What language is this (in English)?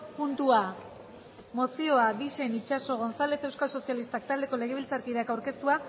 Basque